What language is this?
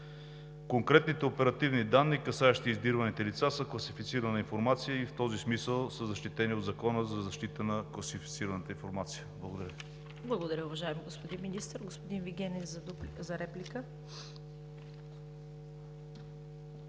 Bulgarian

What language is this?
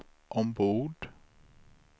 Swedish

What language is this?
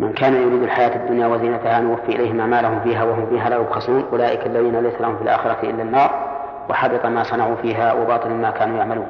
Arabic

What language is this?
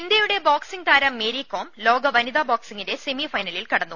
Malayalam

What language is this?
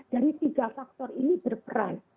Indonesian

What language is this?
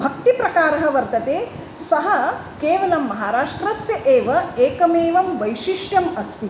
Sanskrit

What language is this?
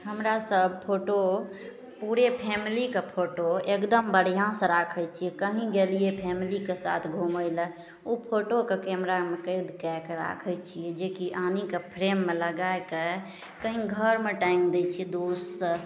Maithili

